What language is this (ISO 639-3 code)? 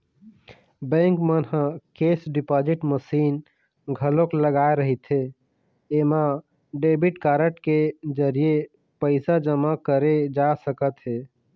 hne